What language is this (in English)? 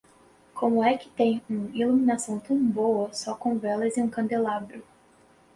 Portuguese